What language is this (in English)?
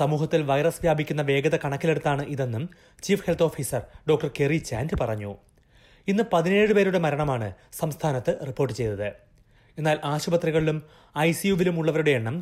Malayalam